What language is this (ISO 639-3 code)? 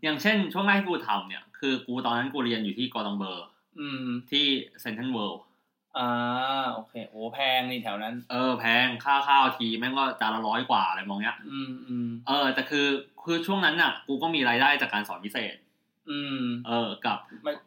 tha